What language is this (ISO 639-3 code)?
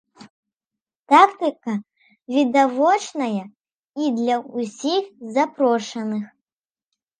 bel